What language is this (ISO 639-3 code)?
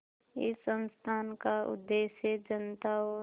hin